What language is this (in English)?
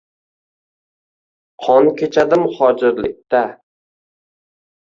Uzbek